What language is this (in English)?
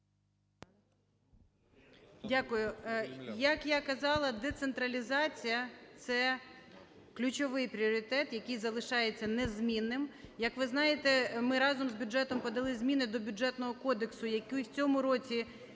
Ukrainian